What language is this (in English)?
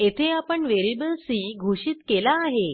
Marathi